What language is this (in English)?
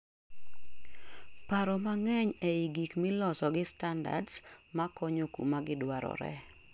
Luo (Kenya and Tanzania)